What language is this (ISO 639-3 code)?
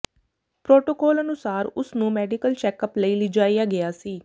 pan